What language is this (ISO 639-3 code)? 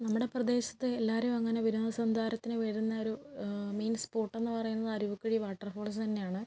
mal